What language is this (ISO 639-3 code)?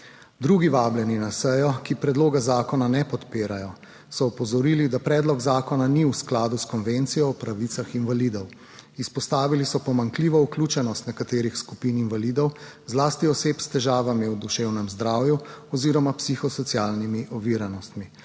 slv